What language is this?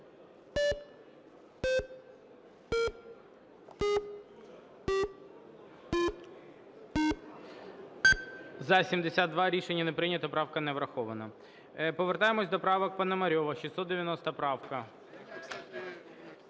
Ukrainian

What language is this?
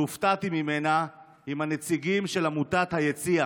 Hebrew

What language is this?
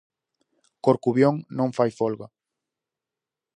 Galician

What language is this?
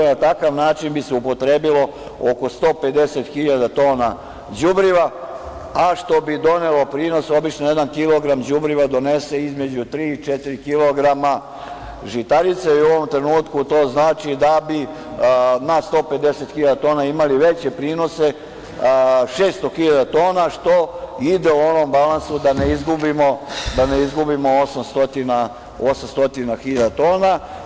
Serbian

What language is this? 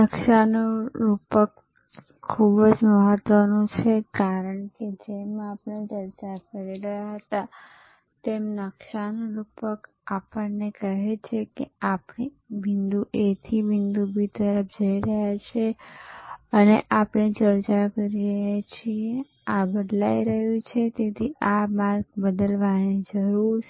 Gujarati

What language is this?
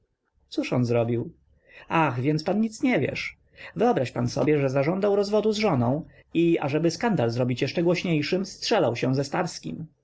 Polish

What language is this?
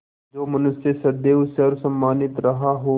Hindi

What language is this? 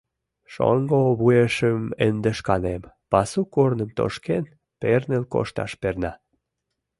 Mari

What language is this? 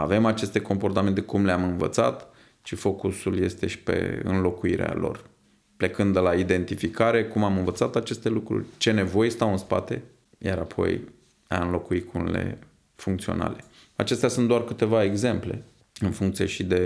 Romanian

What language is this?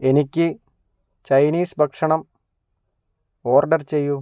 Malayalam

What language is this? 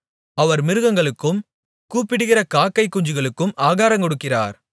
Tamil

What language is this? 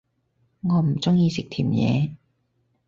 Cantonese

